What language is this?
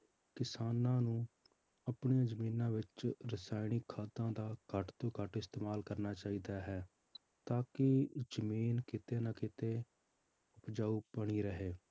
Punjabi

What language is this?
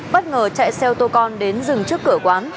Vietnamese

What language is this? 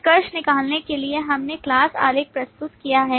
Hindi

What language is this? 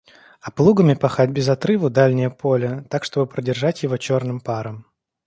Russian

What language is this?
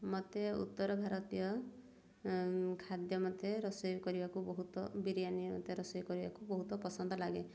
Odia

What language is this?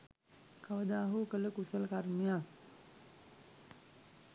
Sinhala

